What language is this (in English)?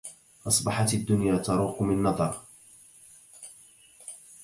Arabic